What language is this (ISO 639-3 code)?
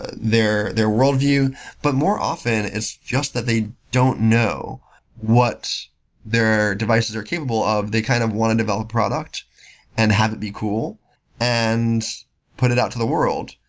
eng